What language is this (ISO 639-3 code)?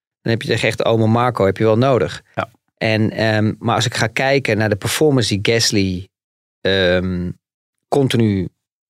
nld